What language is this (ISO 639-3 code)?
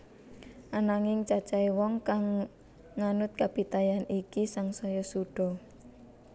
jav